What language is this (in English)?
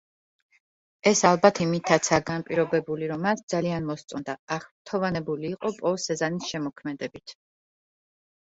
Georgian